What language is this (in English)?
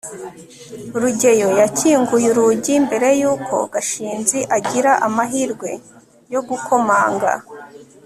Kinyarwanda